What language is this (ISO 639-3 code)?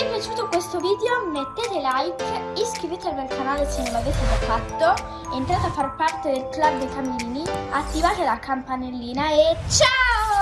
ita